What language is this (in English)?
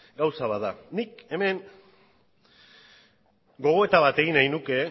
Basque